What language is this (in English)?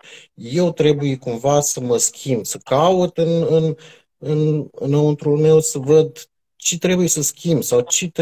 Romanian